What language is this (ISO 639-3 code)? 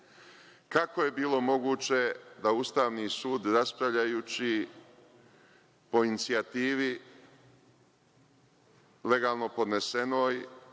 srp